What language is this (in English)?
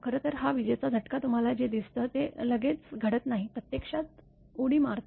Marathi